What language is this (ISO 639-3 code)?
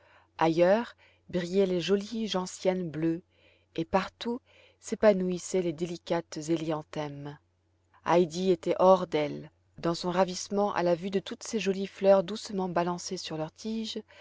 fra